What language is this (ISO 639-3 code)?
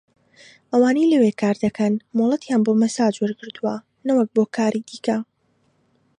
ckb